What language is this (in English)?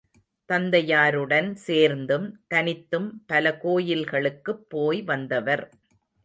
Tamil